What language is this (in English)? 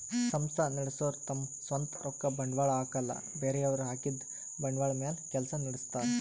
Kannada